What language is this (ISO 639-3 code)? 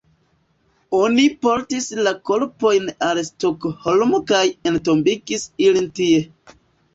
epo